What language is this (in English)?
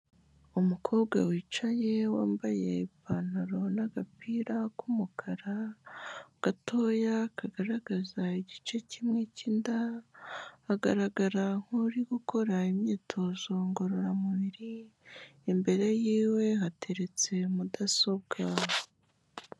Kinyarwanda